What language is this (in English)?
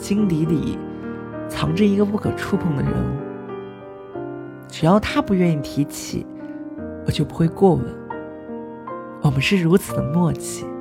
Chinese